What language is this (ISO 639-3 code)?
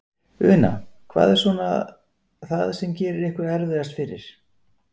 isl